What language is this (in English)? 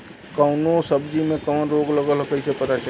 Bhojpuri